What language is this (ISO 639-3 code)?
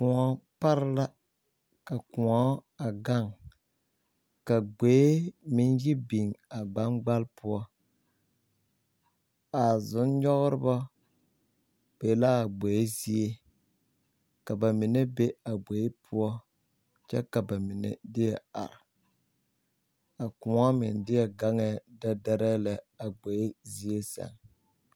dga